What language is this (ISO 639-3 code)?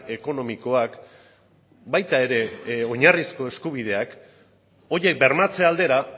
eus